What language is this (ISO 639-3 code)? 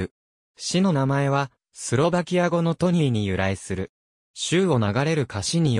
jpn